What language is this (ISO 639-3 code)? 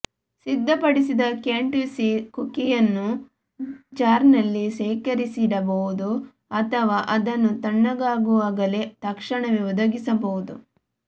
kan